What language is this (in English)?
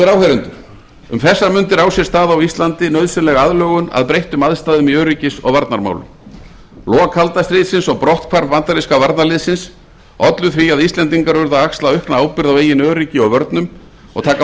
Icelandic